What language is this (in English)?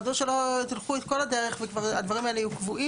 Hebrew